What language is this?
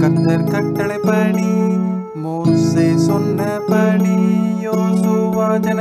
Hindi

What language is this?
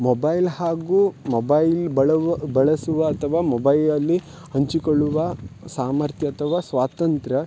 Kannada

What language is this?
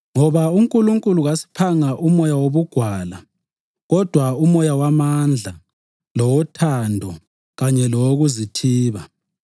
North Ndebele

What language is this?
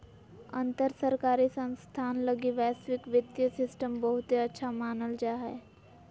Magahi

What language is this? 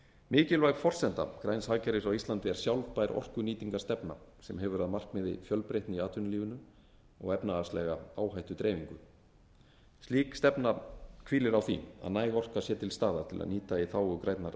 Icelandic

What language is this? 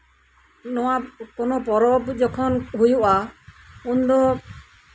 Santali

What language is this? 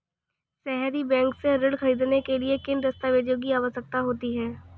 Hindi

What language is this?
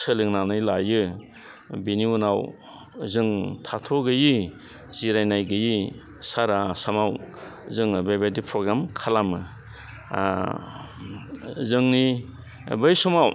Bodo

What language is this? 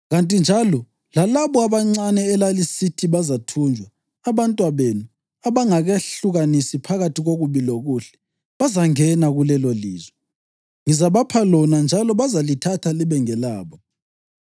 North Ndebele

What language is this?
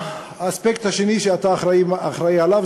Hebrew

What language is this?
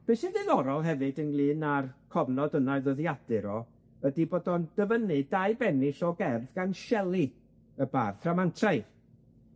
Welsh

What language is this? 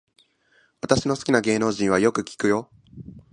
Japanese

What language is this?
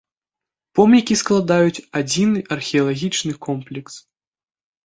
Belarusian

